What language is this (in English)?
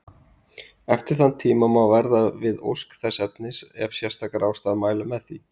Icelandic